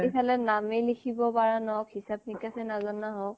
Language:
Assamese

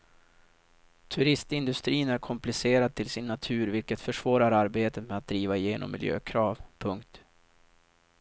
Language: Swedish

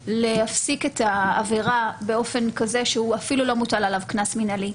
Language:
Hebrew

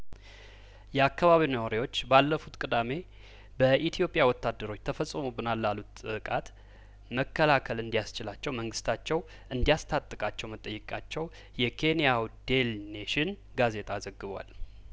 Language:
Amharic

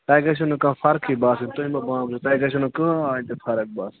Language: Kashmiri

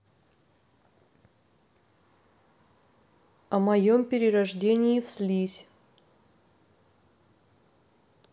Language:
Russian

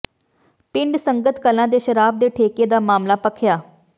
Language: Punjabi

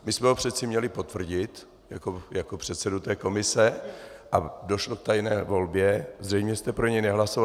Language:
Czech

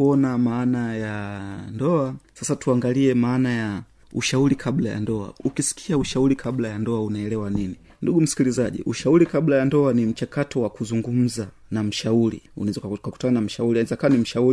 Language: Swahili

